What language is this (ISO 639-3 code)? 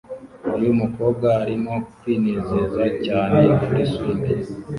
kin